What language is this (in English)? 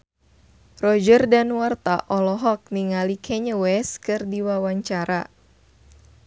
Sundanese